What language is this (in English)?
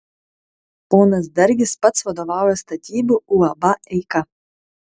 Lithuanian